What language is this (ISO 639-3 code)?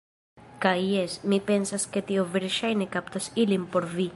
epo